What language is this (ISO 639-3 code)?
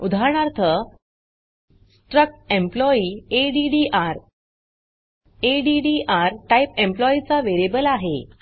mar